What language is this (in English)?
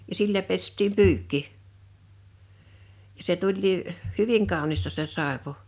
Finnish